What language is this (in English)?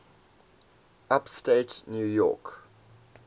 English